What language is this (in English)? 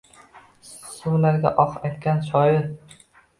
Uzbek